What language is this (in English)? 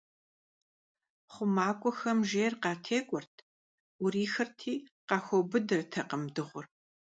Kabardian